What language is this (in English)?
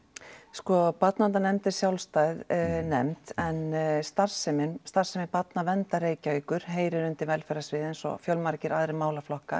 Icelandic